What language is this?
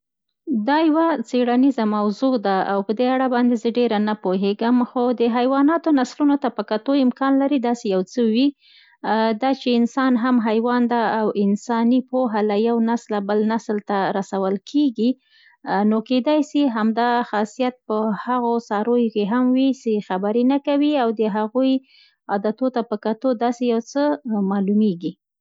Central Pashto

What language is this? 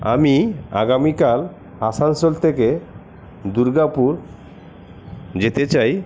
Bangla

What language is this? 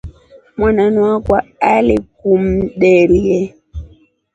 Rombo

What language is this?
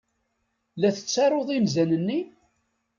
Kabyle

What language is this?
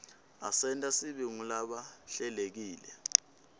Swati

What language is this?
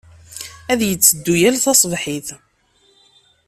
Kabyle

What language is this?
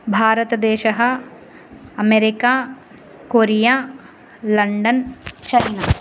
Sanskrit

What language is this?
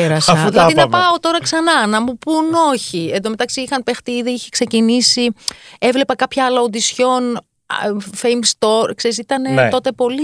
Greek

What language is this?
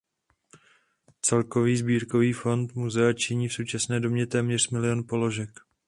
Czech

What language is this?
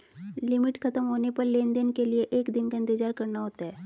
Hindi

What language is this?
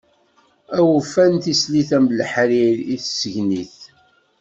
Kabyle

